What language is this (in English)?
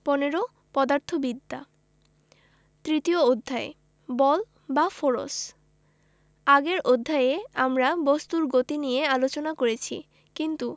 Bangla